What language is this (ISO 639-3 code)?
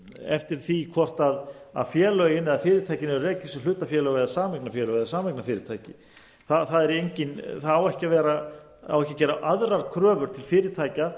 isl